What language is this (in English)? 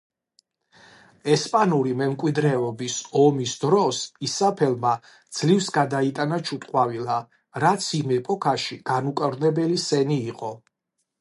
Georgian